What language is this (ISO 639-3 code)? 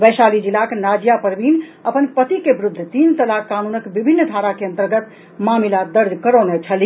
mai